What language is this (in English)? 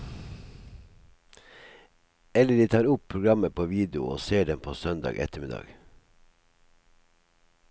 Norwegian